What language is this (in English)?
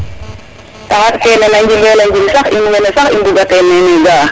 Serer